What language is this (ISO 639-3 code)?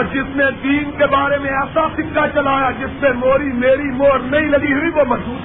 urd